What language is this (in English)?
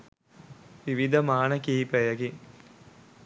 Sinhala